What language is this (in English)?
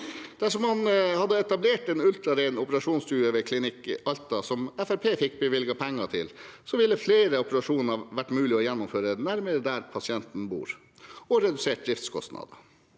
Norwegian